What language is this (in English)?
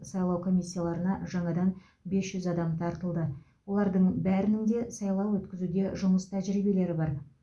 Kazakh